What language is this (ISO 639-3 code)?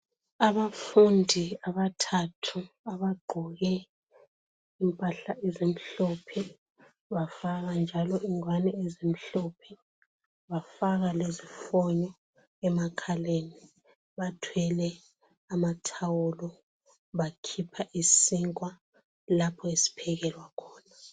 nde